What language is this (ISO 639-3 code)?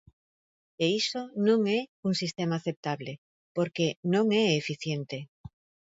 glg